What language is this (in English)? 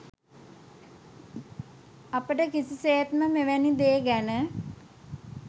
Sinhala